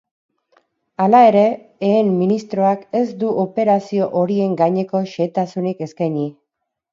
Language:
Basque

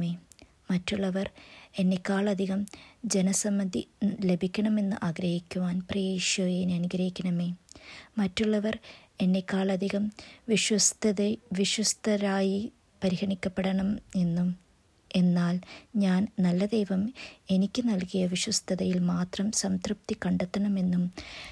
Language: Malayalam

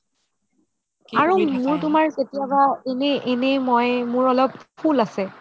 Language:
Assamese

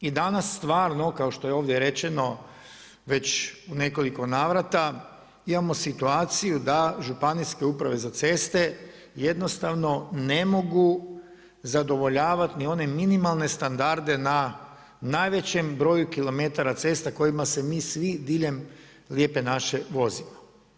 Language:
Croatian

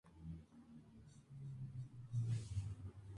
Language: Spanish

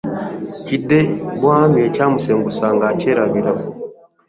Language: Ganda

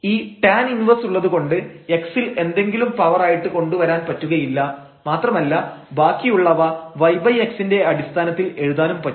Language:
Malayalam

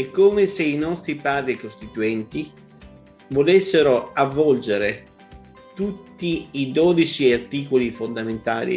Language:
Italian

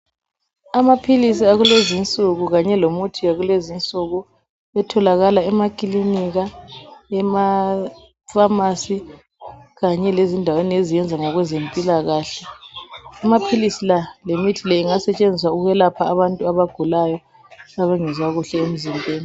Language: North Ndebele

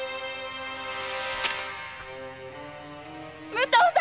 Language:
Japanese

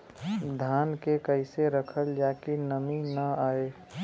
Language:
Bhojpuri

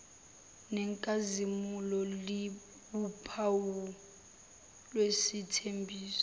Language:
Zulu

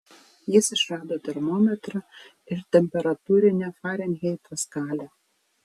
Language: Lithuanian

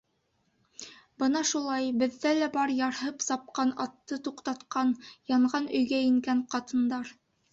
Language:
Bashkir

